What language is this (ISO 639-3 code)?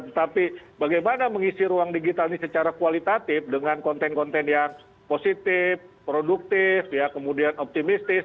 ind